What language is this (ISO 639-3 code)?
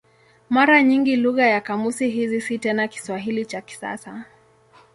swa